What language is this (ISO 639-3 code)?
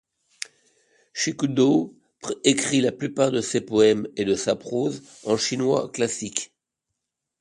fra